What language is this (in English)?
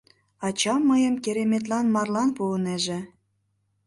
Mari